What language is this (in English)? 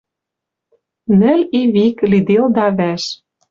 Western Mari